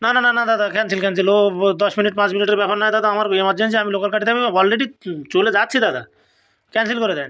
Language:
Bangla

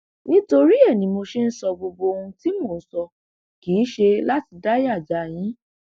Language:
Yoruba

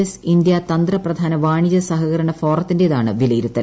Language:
Malayalam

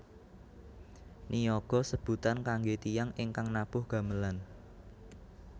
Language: Javanese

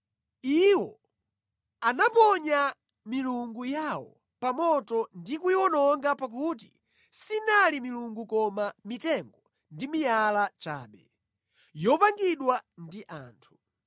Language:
Nyanja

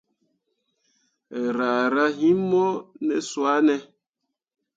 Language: Mundang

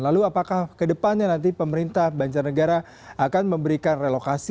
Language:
Indonesian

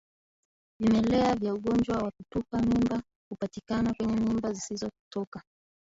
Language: Swahili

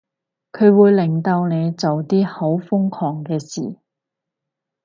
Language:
Cantonese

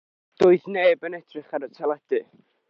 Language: Welsh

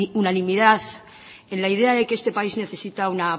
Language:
Spanish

